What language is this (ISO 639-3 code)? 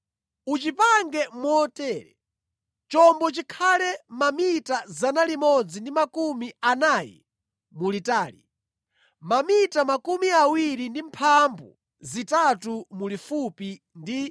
nya